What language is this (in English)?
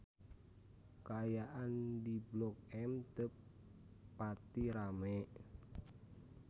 Sundanese